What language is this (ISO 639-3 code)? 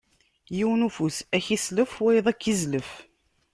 kab